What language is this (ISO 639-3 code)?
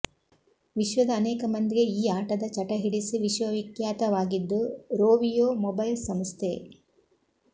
kan